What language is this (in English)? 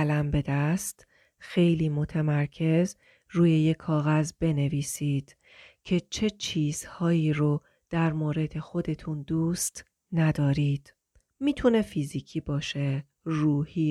Persian